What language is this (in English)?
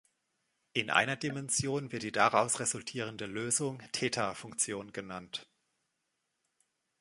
German